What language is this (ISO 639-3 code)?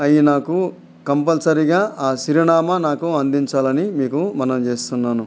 tel